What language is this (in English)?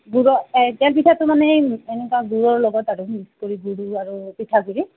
Assamese